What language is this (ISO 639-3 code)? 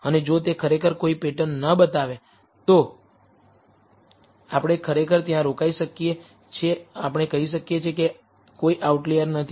guj